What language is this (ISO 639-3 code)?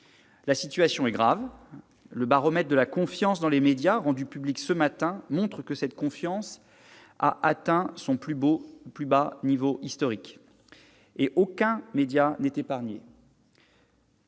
fra